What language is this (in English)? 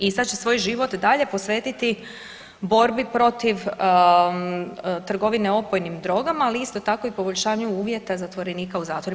Croatian